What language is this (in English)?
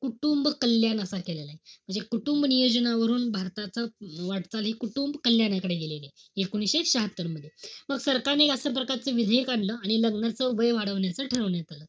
Marathi